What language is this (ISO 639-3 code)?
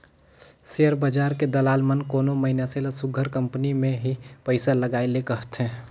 hne